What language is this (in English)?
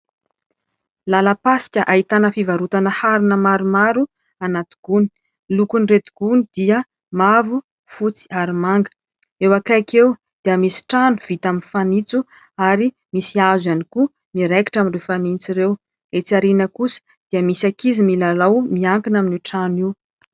Malagasy